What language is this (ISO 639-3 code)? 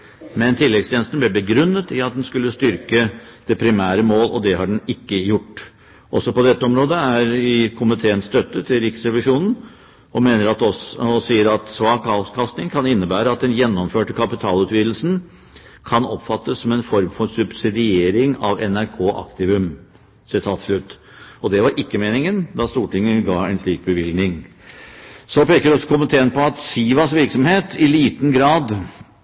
nob